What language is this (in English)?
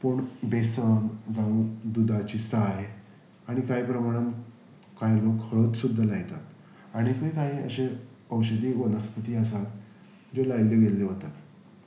Konkani